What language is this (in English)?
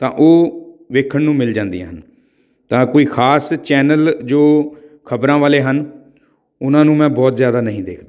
Punjabi